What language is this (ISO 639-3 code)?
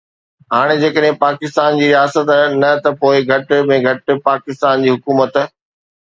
snd